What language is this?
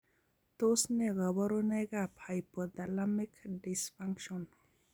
Kalenjin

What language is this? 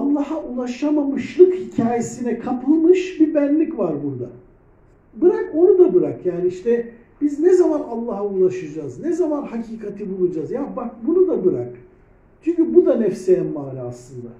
Turkish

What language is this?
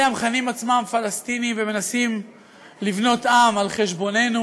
Hebrew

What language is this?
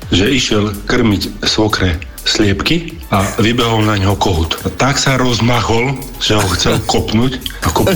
Slovak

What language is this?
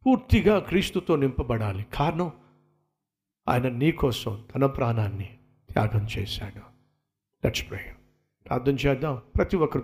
Telugu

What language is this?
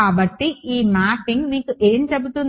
Telugu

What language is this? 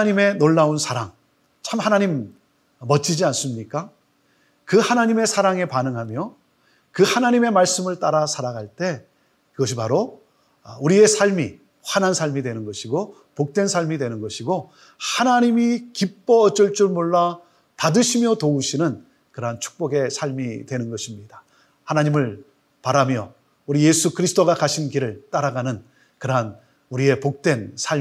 Korean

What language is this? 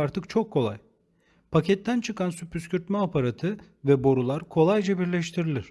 Turkish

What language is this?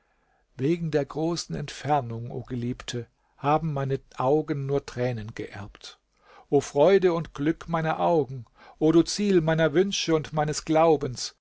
German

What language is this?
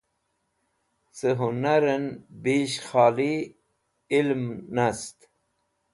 Wakhi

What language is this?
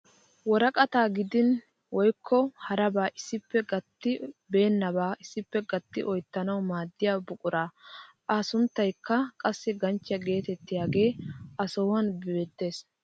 Wolaytta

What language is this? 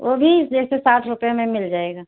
Hindi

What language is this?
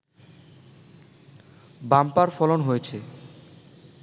Bangla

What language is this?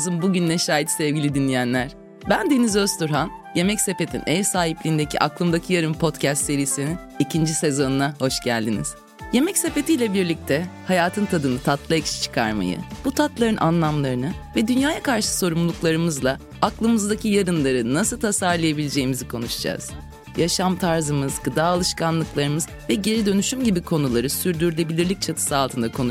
Turkish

